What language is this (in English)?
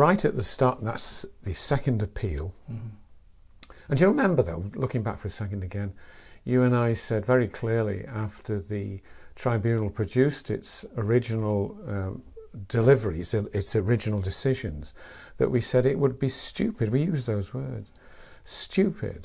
English